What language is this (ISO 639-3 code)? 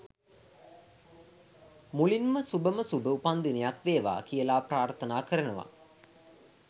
sin